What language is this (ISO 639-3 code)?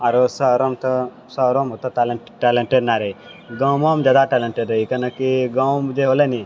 mai